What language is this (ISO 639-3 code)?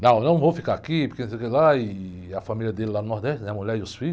por